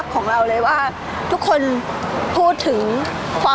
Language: Thai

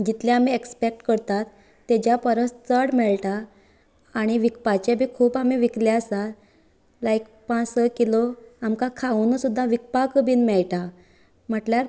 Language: Konkani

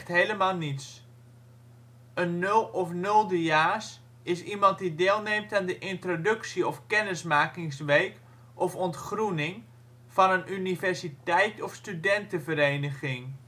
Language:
Dutch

